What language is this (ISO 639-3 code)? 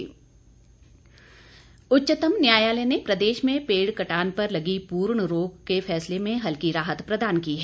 hin